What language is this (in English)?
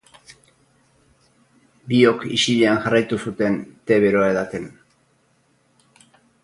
Basque